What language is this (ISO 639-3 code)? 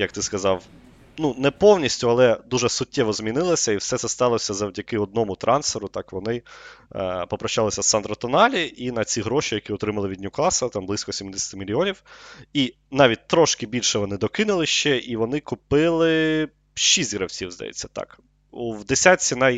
ukr